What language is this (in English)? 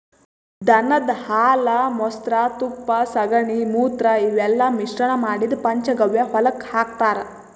Kannada